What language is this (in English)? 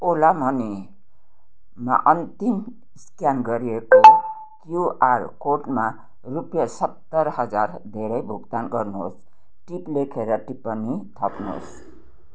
Nepali